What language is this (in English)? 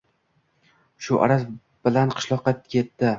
Uzbek